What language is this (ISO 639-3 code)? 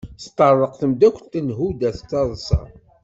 kab